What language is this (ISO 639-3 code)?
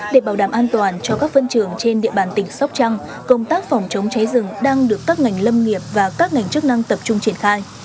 vie